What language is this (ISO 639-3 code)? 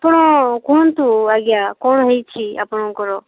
ori